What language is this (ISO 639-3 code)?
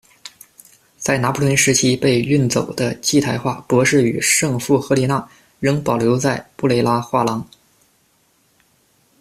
zho